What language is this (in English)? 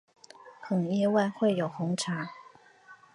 Chinese